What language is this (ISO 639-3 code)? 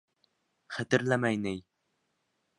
bak